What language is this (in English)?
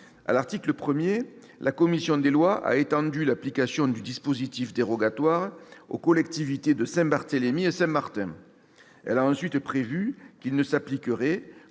French